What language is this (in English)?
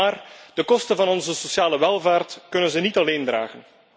Dutch